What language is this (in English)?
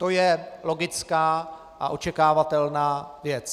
Czech